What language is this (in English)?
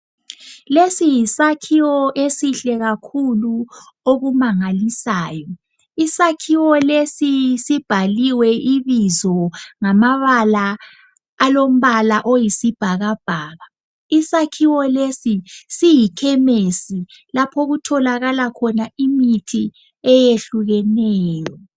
North Ndebele